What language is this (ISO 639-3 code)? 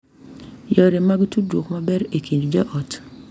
luo